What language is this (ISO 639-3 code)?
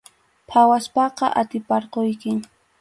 qxu